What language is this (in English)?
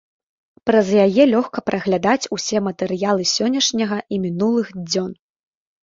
Belarusian